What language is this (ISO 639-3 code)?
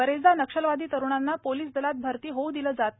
mar